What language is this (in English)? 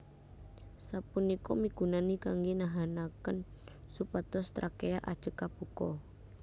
Javanese